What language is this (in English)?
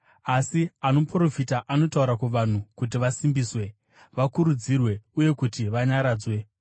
Shona